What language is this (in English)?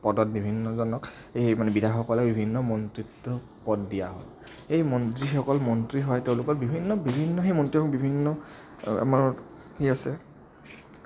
Assamese